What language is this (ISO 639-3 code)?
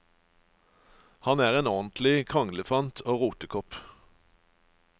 nor